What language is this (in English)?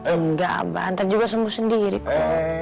Indonesian